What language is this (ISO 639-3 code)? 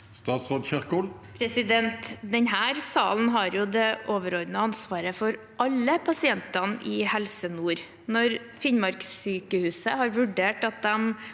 nor